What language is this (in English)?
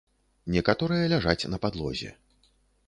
Belarusian